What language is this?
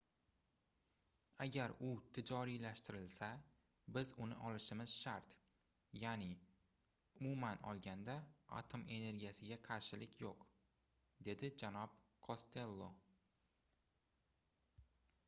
Uzbek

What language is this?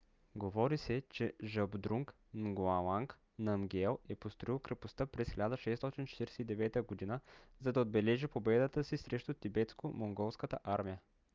Bulgarian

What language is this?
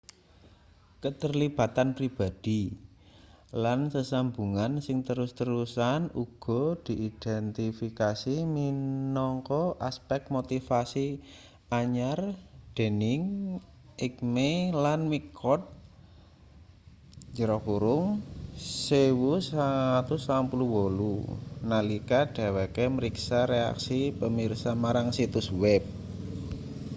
Javanese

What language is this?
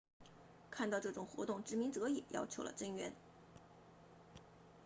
Chinese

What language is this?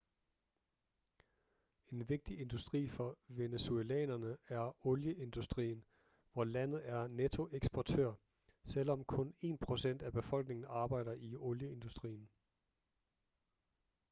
Danish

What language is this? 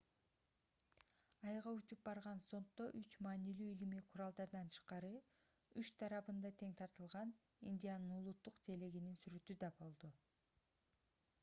Kyrgyz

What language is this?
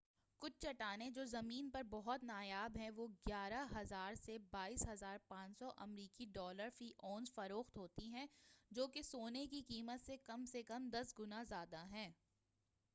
Urdu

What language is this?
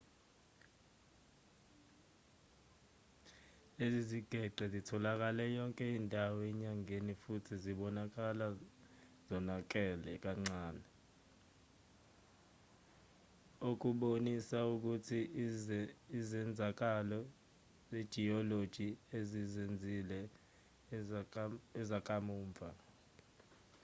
Zulu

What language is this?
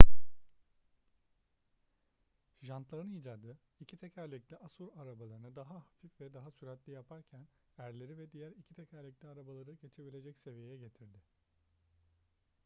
Turkish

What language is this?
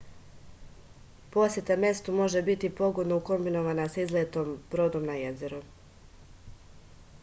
Serbian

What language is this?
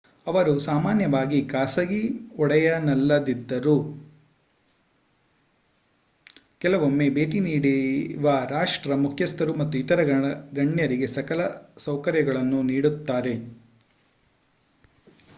Kannada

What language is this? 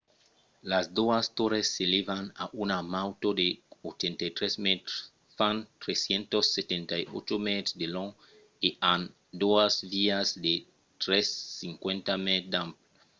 Occitan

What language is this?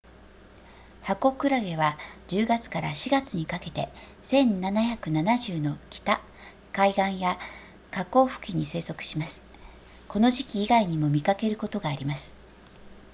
Japanese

